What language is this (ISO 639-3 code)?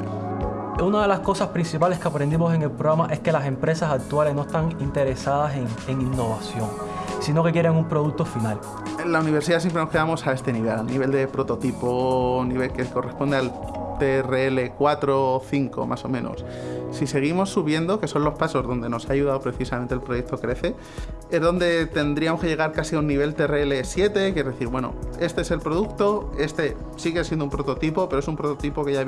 spa